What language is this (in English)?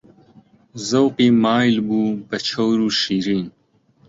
Central Kurdish